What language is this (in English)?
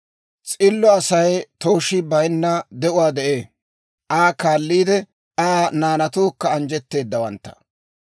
Dawro